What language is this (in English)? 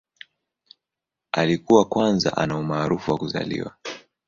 Swahili